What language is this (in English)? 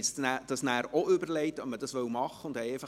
Swiss German